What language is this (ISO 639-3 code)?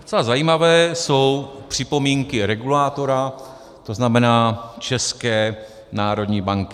ces